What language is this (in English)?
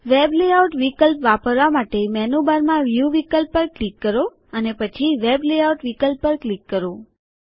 Gujarati